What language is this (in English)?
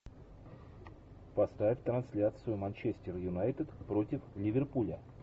Russian